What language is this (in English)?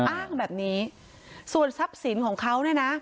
Thai